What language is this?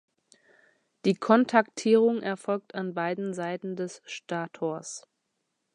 German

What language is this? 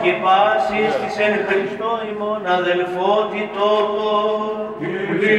Indonesian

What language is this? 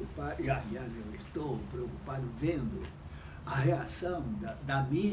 Portuguese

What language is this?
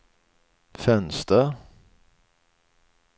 Swedish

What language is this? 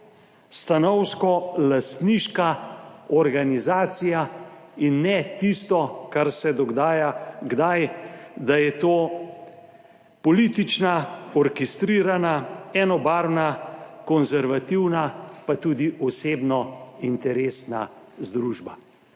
Slovenian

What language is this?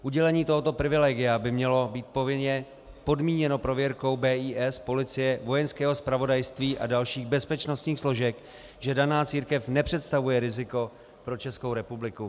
Czech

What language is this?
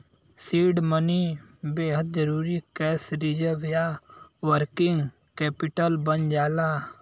Bhojpuri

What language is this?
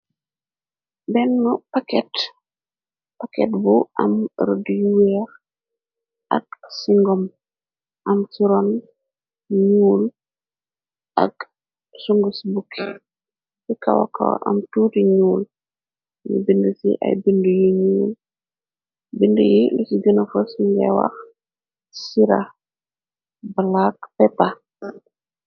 Wolof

